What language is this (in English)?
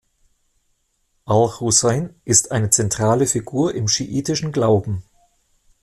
German